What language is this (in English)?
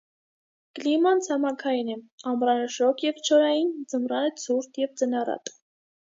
Armenian